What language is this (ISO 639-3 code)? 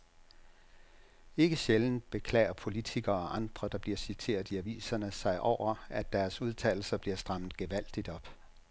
dan